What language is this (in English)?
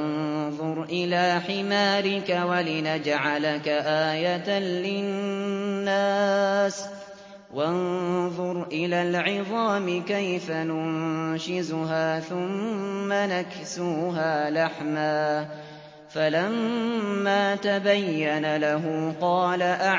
Arabic